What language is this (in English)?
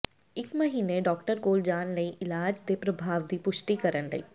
Punjabi